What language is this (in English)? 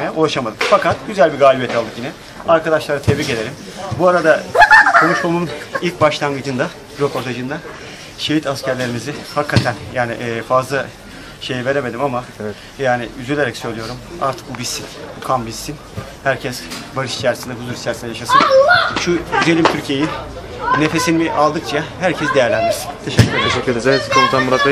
Turkish